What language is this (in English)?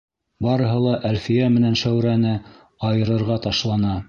Bashkir